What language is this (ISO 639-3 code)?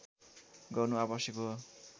nep